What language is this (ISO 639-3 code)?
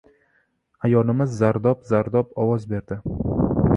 uzb